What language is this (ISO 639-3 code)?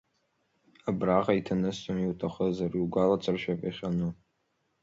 abk